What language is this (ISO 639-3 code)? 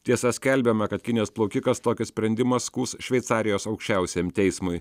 lit